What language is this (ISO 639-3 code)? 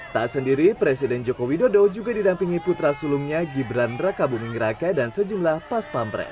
ind